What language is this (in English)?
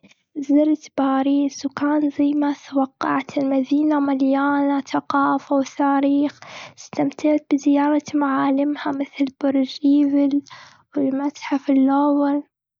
Gulf Arabic